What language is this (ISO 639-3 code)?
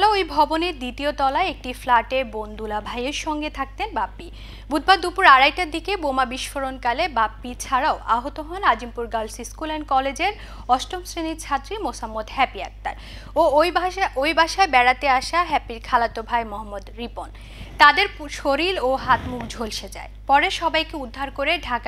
hin